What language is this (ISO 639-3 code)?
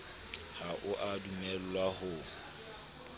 sot